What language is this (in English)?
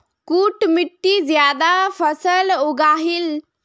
Magahi